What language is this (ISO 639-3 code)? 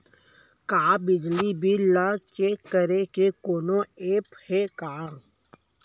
hne